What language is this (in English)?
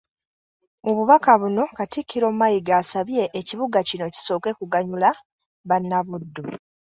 Ganda